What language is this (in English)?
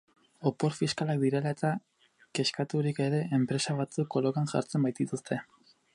Basque